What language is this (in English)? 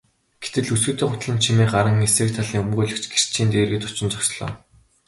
Mongolian